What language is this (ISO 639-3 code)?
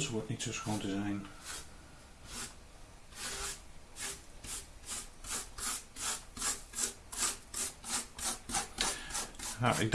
nld